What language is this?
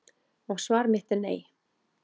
Icelandic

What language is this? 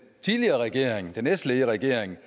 Danish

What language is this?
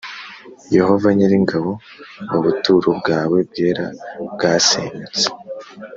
Kinyarwanda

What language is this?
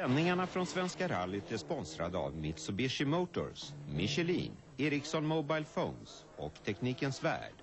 Swedish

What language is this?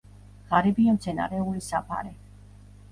Georgian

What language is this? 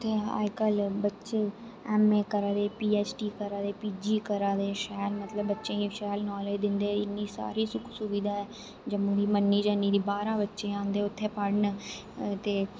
Dogri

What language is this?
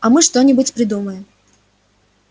Russian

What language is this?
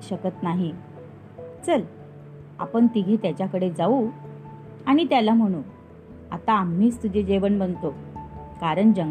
Marathi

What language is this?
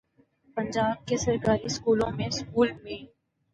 Urdu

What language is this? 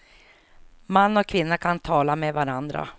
Swedish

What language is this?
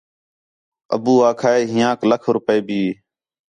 Khetrani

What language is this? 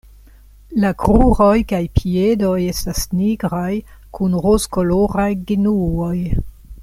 Esperanto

